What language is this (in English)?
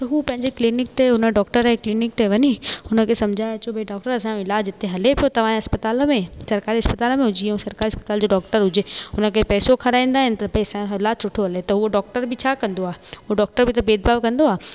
Sindhi